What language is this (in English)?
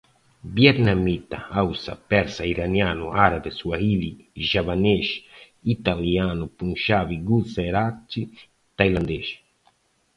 Portuguese